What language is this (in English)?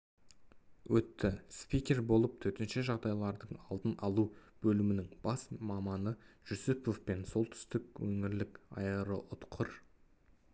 Kazakh